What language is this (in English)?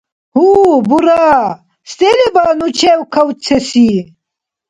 Dargwa